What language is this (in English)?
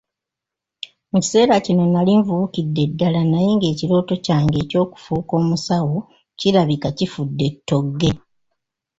Ganda